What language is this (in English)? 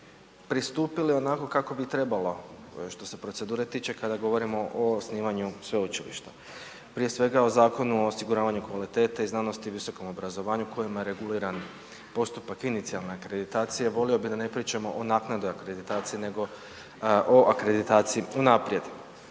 Croatian